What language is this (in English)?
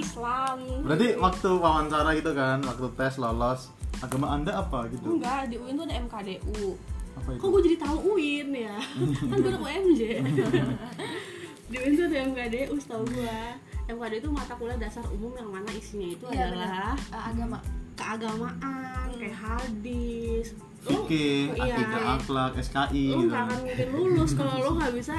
Indonesian